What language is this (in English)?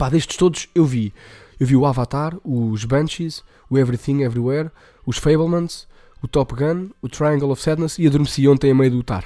Portuguese